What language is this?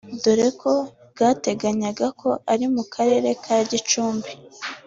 Kinyarwanda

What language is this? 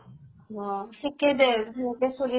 Assamese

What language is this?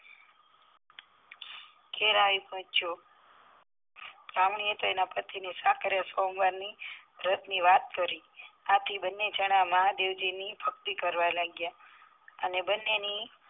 Gujarati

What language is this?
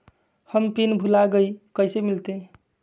Magahi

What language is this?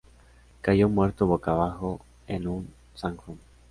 Spanish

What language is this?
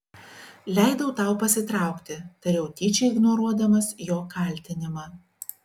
Lithuanian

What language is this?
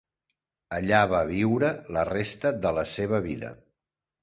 Catalan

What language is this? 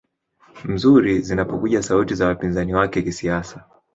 Swahili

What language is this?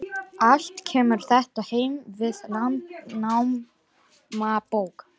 Icelandic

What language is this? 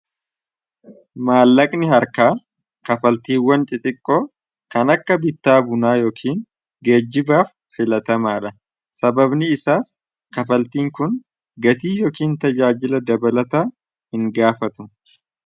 Oromo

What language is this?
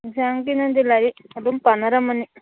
Manipuri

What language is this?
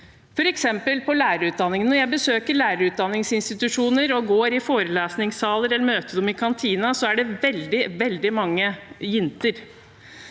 Norwegian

